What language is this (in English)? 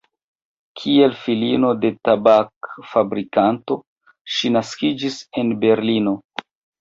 Esperanto